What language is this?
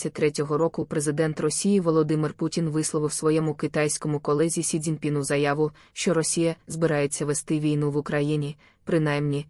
Ukrainian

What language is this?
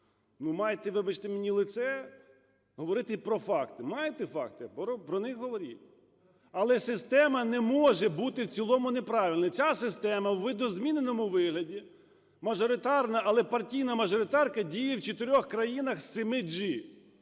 Ukrainian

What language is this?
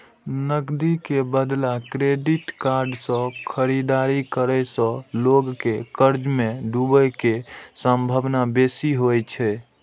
Maithili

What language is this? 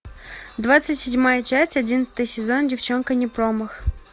Russian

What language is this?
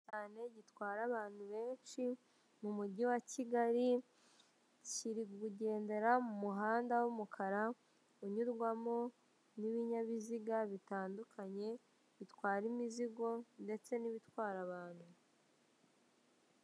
Kinyarwanda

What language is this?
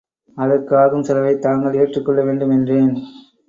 Tamil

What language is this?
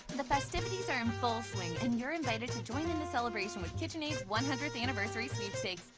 English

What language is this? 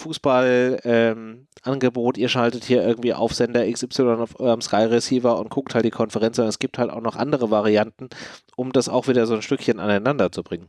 German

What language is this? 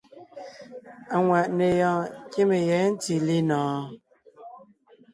Ngiemboon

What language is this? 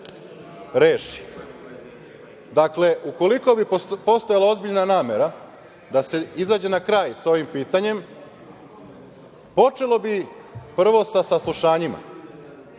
Serbian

